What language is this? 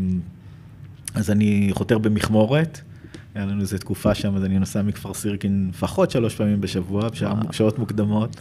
Hebrew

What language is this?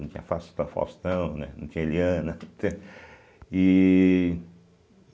Portuguese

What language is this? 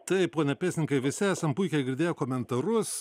Lithuanian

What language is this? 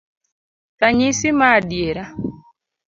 Luo (Kenya and Tanzania)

